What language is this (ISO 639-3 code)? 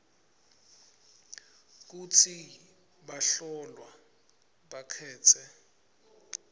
ssw